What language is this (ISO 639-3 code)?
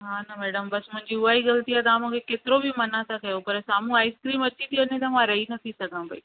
snd